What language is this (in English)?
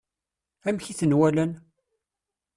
Kabyle